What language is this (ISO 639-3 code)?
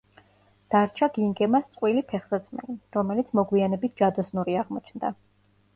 kat